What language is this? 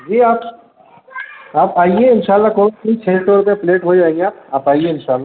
Urdu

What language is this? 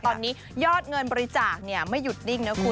Thai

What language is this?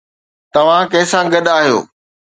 Sindhi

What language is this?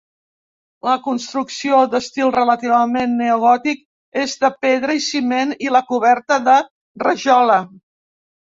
Catalan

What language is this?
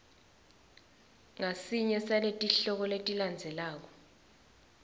Swati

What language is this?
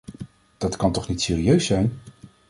Dutch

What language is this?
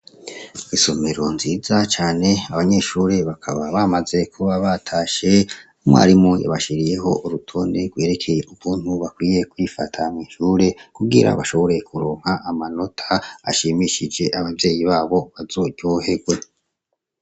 Rundi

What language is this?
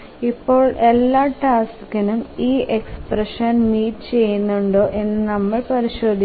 Malayalam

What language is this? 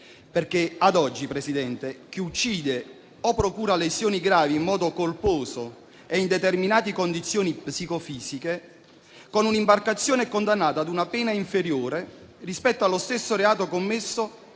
Italian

